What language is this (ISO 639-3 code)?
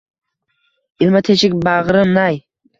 uzb